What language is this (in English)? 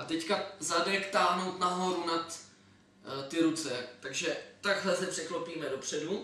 Czech